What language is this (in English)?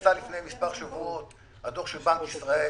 Hebrew